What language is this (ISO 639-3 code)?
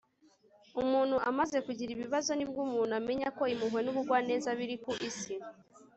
kin